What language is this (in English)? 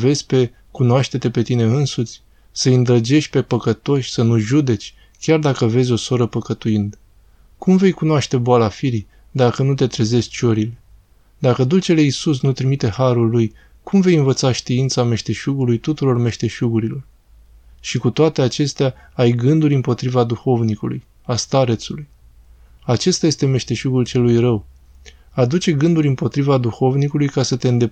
Romanian